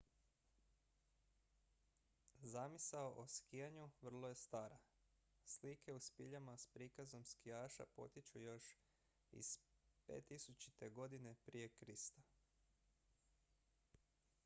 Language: Croatian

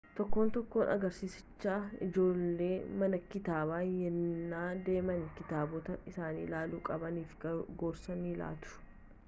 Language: Oromo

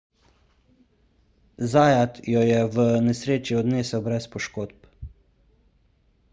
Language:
Slovenian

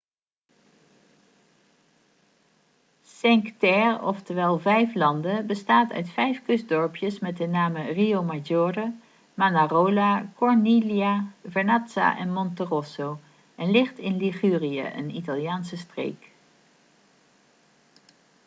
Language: Dutch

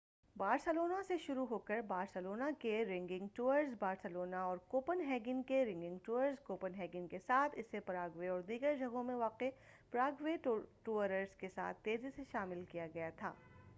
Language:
Urdu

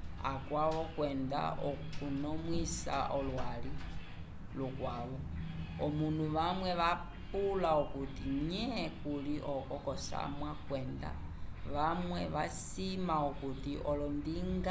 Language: Umbundu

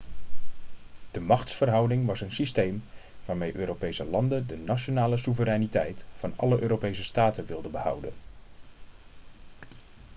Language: Dutch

